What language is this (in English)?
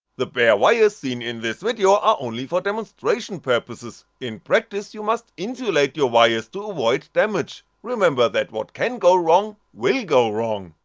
English